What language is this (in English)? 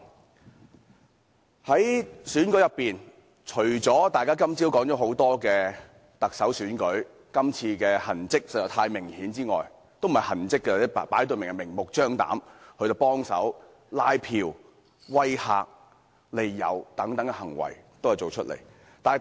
Cantonese